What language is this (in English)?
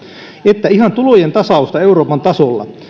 Finnish